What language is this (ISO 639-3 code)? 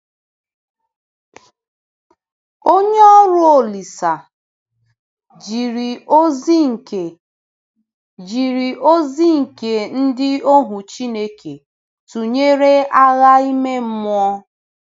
ibo